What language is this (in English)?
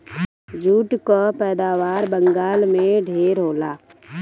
Bhojpuri